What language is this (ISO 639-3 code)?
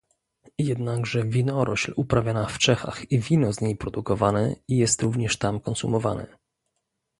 pol